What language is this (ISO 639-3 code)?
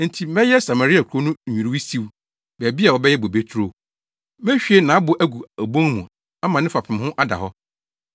aka